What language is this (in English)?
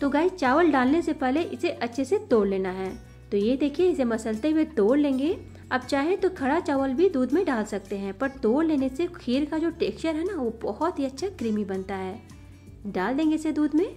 Hindi